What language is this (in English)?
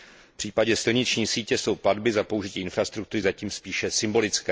Czech